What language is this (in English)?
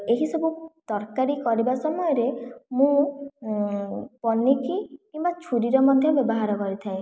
Odia